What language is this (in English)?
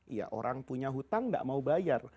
Indonesian